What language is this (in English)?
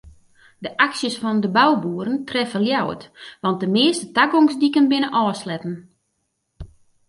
Western Frisian